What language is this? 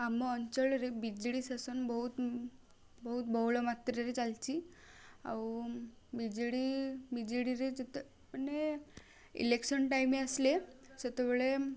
Odia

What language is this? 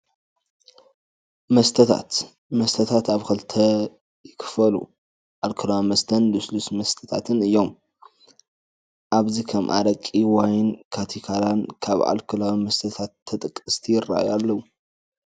Tigrinya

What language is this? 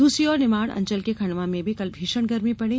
Hindi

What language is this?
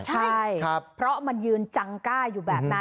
Thai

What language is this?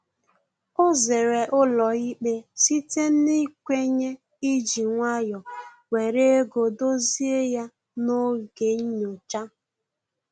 Igbo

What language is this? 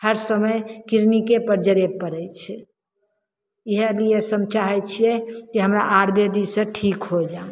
Maithili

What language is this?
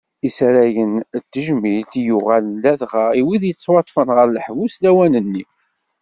Kabyle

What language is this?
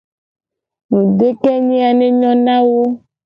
Gen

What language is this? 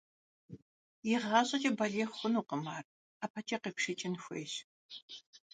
Kabardian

